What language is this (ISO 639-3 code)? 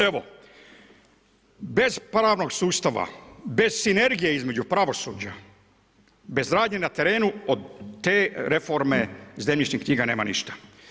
hrv